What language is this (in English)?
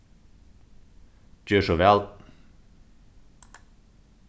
Faroese